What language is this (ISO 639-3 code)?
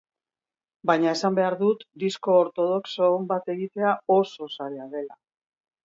eus